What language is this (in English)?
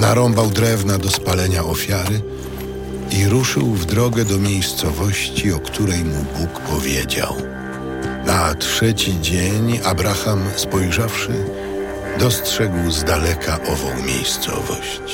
Polish